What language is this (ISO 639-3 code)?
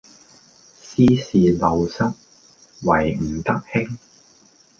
yue